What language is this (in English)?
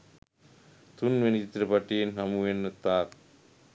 Sinhala